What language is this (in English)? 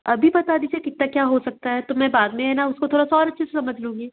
Hindi